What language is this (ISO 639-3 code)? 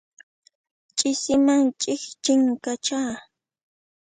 qxp